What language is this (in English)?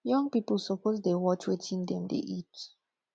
Nigerian Pidgin